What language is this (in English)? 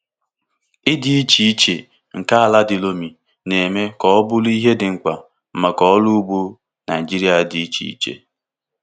Igbo